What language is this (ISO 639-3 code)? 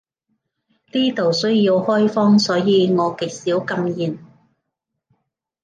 yue